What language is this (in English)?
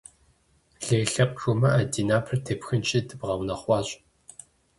Kabardian